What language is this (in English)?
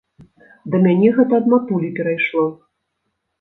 Belarusian